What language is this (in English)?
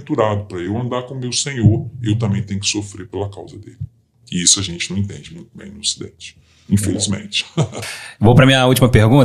Portuguese